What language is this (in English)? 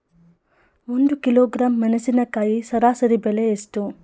Kannada